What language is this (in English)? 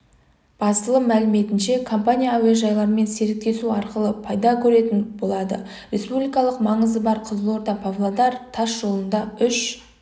Kazakh